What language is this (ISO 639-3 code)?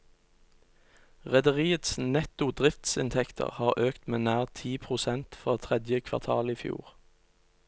nor